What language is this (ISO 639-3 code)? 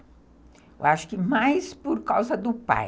por